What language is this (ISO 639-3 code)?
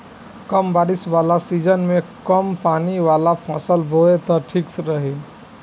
bho